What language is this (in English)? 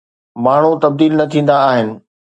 Sindhi